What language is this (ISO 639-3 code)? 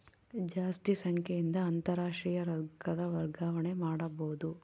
kan